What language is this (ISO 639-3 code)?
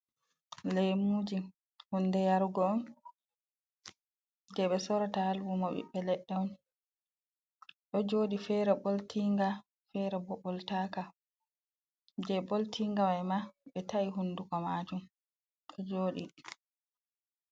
ful